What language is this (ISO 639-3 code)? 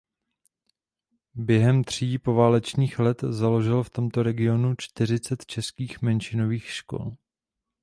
ces